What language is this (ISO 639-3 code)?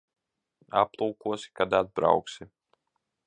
lav